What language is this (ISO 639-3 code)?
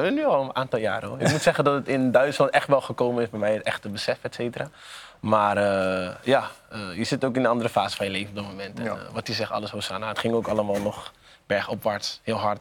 nld